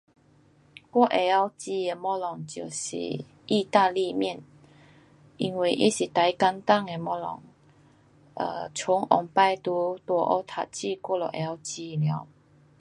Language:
Pu-Xian Chinese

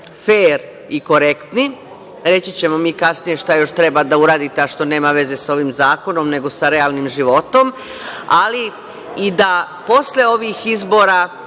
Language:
Serbian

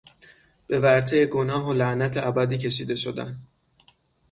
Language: Persian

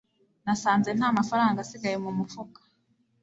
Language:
Kinyarwanda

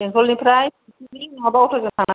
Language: Bodo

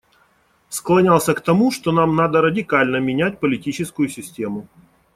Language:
Russian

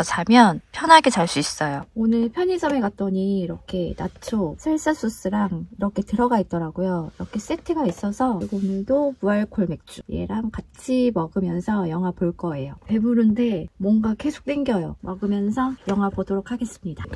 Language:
Korean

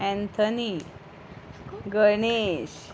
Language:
Konkani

